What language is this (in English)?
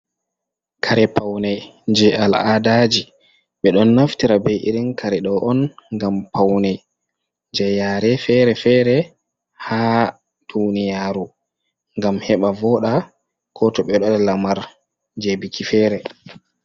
Fula